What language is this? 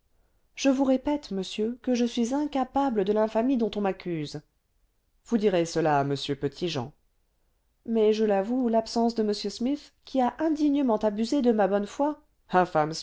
French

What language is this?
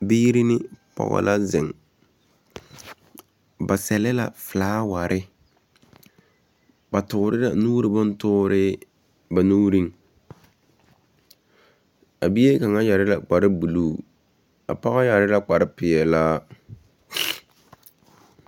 Southern Dagaare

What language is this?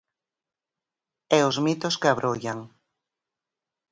Galician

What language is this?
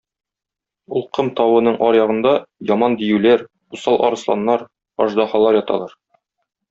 Tatar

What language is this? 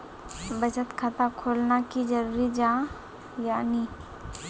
Magahi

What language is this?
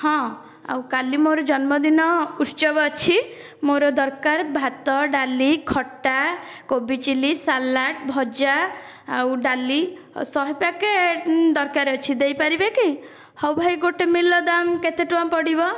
Odia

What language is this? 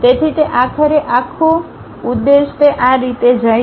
Gujarati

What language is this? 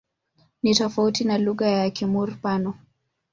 Swahili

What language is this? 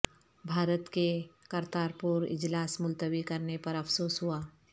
Urdu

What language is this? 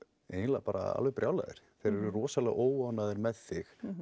Icelandic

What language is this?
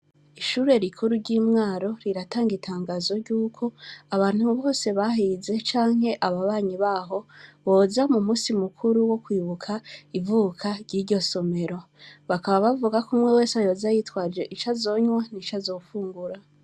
Rundi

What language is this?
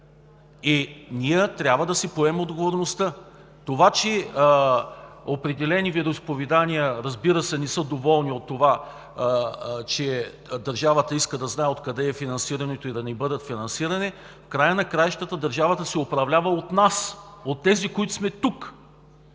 Bulgarian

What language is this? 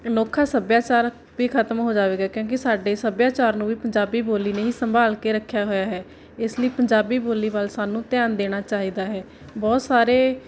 Punjabi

